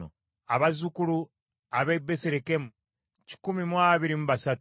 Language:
Ganda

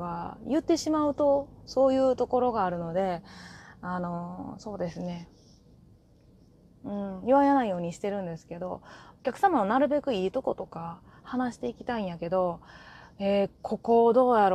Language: Japanese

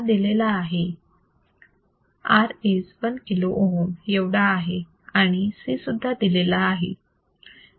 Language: Marathi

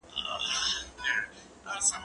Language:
Pashto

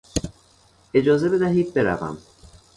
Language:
Persian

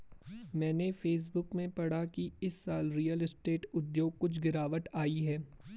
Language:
Hindi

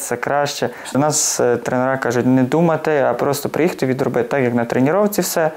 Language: Ukrainian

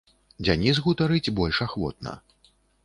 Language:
Belarusian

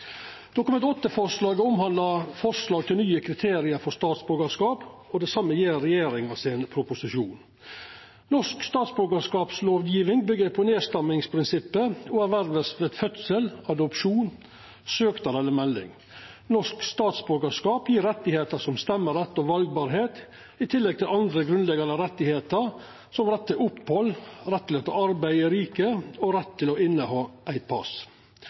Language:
Norwegian Nynorsk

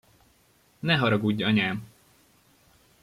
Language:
Hungarian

